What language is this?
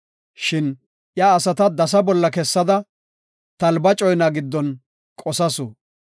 Gofa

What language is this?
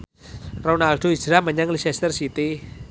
Javanese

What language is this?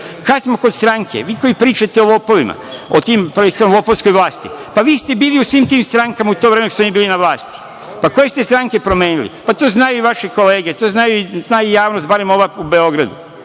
Serbian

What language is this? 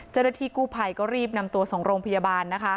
Thai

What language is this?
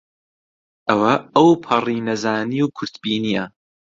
Central Kurdish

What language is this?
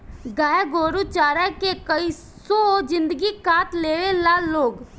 Bhojpuri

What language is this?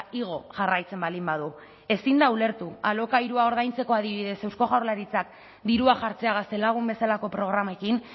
Basque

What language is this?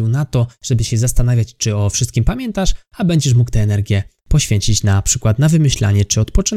Polish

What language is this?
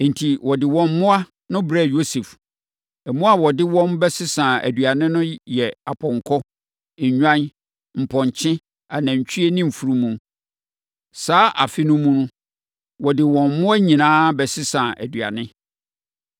Akan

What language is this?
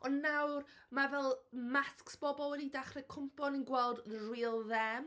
Welsh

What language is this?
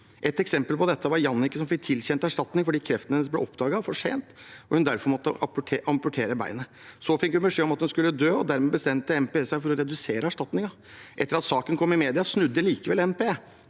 Norwegian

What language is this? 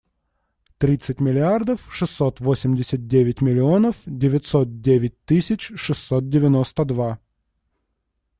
Russian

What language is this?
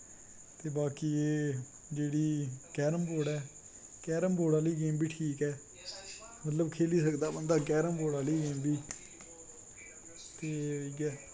Dogri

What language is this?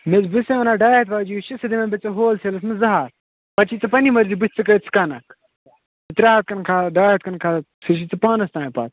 Kashmiri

